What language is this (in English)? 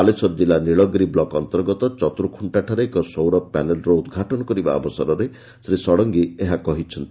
Odia